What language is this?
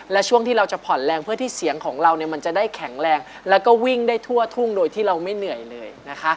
Thai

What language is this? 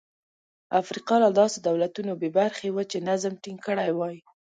Pashto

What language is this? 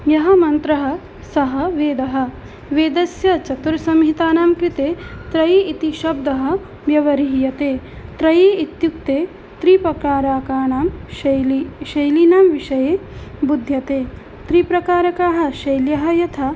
Sanskrit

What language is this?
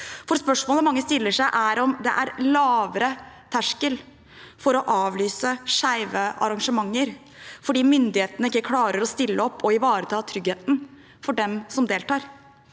Norwegian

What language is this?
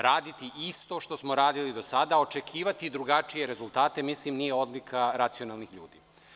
Serbian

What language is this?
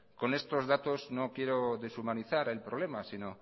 Spanish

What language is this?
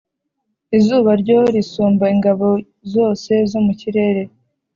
Kinyarwanda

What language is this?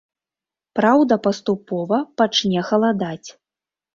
Belarusian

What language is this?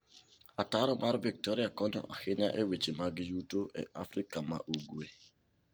Luo (Kenya and Tanzania)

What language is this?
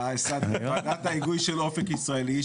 Hebrew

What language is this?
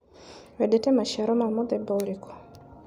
Kikuyu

